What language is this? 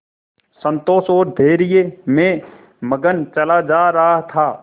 Hindi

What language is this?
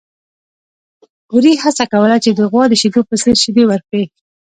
Pashto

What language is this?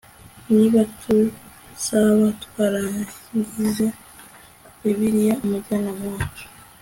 Kinyarwanda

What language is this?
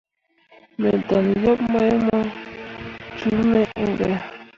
Mundang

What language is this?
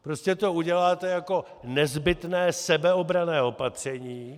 Czech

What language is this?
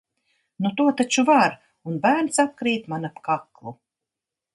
Latvian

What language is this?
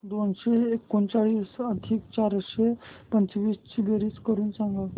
Marathi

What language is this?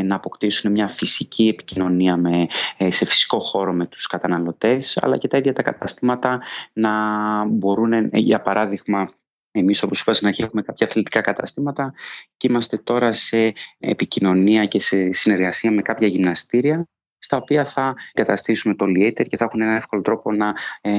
Greek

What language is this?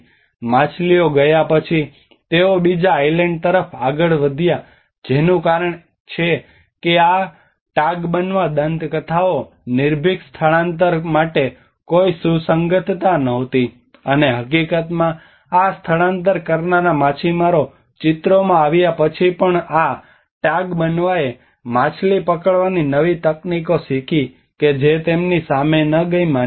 Gujarati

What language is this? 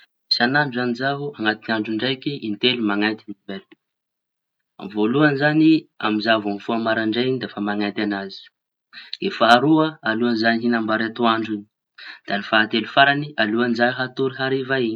Tanosy Malagasy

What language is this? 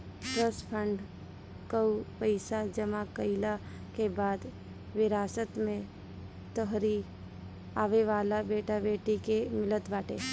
Bhojpuri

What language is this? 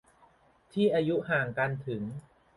Thai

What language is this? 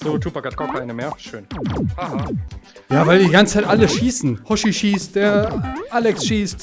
German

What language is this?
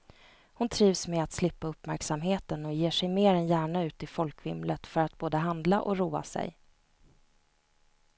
Swedish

